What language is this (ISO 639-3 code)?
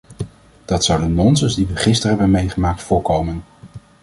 nld